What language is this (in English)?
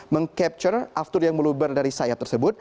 Indonesian